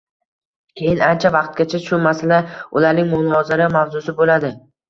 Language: Uzbek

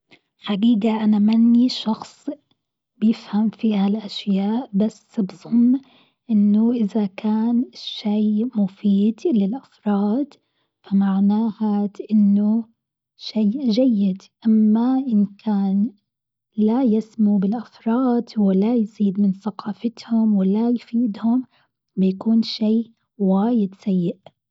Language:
Gulf Arabic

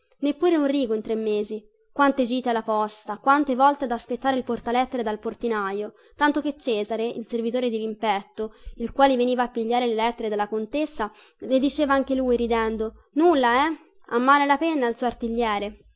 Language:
Italian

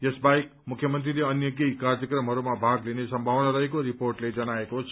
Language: Nepali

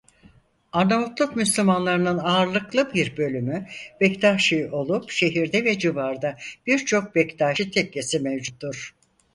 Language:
Turkish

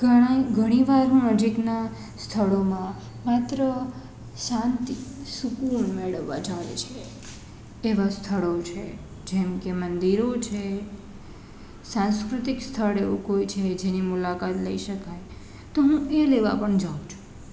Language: Gujarati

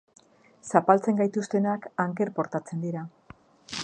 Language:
Basque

